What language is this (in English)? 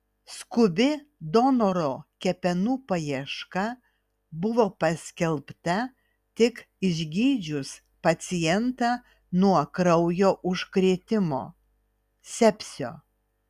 Lithuanian